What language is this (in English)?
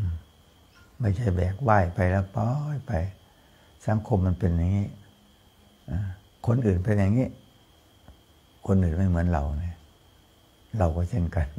Thai